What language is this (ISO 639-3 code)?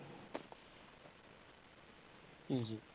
pan